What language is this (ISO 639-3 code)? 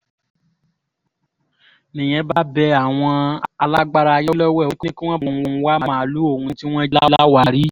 yor